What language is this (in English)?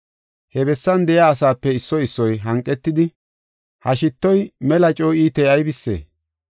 Gofa